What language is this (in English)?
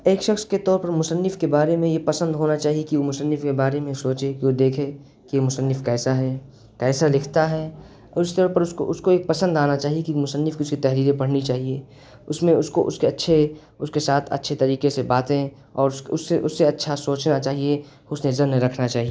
Urdu